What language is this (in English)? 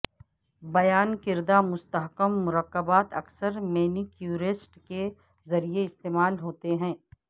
Urdu